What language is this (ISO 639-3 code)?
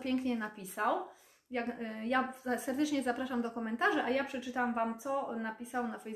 pol